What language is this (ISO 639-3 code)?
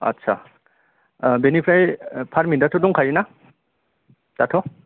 brx